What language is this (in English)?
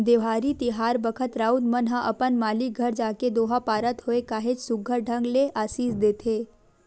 Chhattisgarhi